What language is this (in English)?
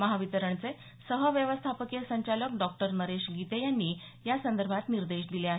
Marathi